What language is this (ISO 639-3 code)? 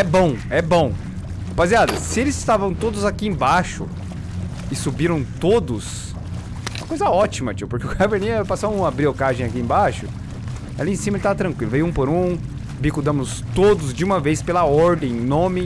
por